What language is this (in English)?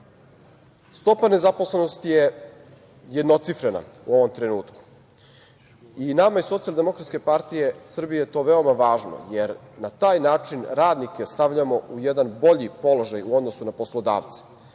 Serbian